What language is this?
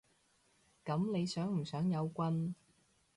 Cantonese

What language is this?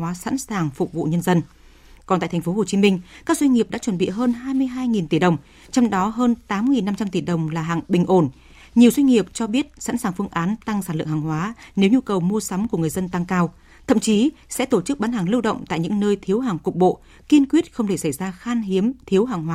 Vietnamese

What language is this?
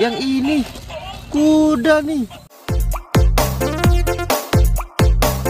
Indonesian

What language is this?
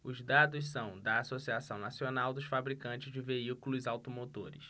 Portuguese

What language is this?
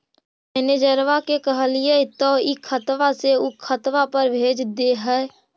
Magahi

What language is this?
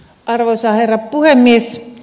Finnish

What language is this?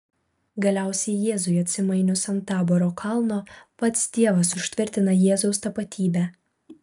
Lithuanian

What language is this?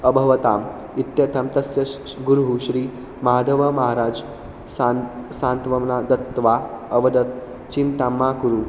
Sanskrit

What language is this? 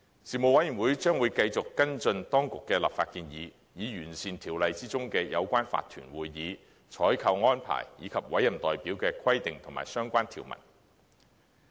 Cantonese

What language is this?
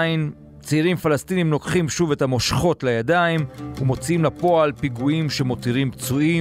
Hebrew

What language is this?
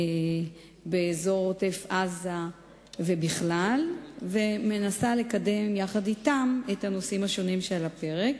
Hebrew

